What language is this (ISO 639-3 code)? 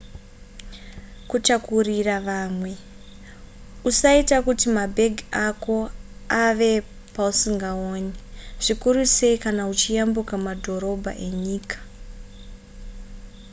sna